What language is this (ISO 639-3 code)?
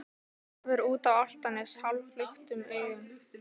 isl